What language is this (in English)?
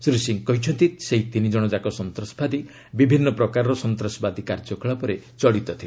Odia